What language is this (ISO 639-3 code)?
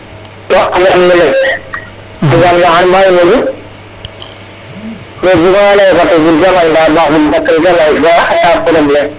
srr